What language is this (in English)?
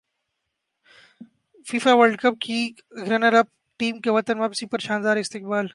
Urdu